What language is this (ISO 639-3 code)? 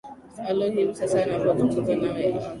swa